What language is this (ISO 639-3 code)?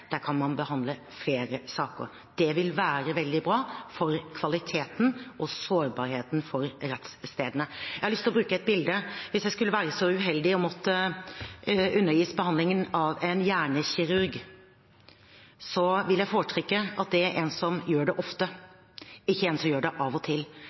nob